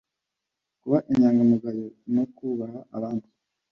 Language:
Kinyarwanda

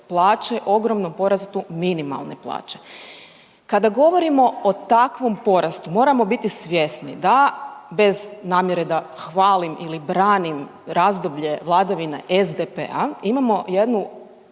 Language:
Croatian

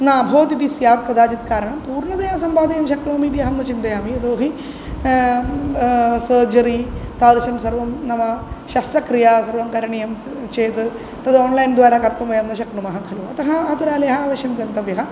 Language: Sanskrit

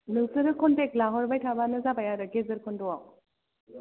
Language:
Bodo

